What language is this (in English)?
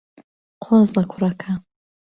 Central Kurdish